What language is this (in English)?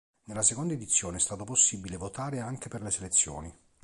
Italian